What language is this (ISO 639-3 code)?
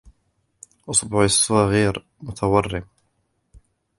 ara